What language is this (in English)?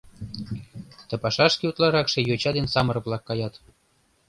Mari